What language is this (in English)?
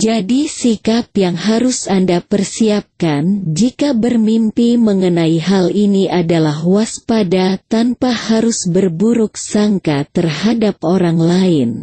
Indonesian